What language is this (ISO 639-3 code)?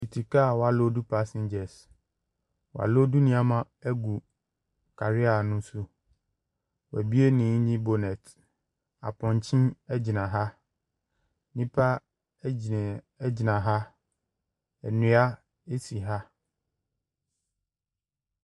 aka